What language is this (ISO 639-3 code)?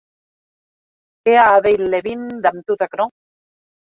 oci